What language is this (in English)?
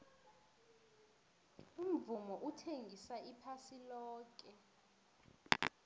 South Ndebele